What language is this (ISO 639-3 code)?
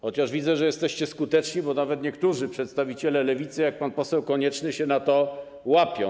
pol